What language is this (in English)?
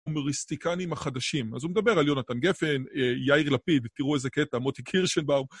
Hebrew